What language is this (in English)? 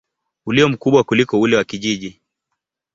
Swahili